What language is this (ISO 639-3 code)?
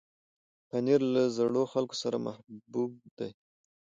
pus